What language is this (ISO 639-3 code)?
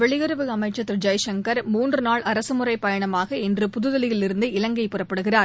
tam